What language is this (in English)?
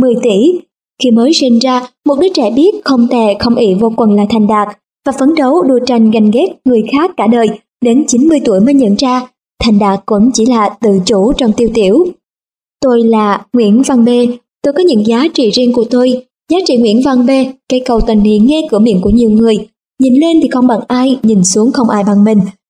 Vietnamese